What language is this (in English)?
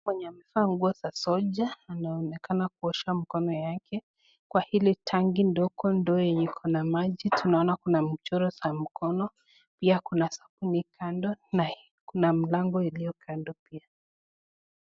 Swahili